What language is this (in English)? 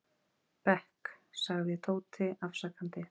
Icelandic